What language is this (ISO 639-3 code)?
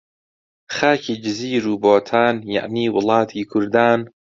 ckb